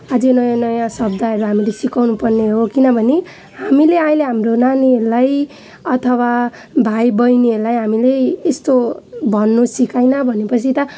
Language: Nepali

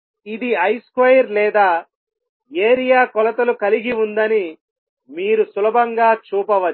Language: Telugu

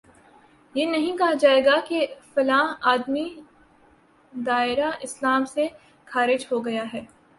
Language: Urdu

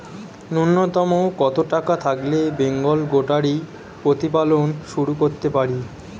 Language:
Bangla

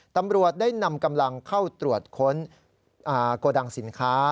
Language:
Thai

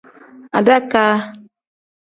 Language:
Tem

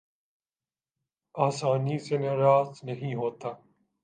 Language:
Urdu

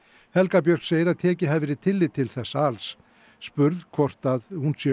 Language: Icelandic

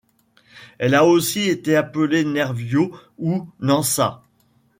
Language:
French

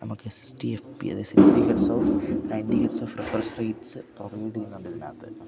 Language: Malayalam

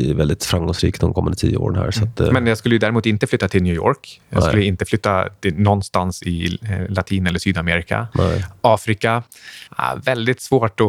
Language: Swedish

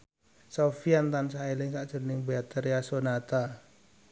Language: Javanese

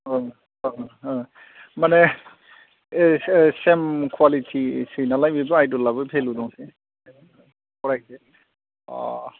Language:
Bodo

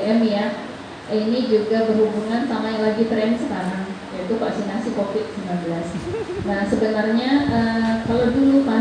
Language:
Indonesian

